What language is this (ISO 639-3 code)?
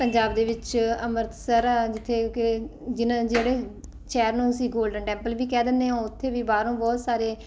pan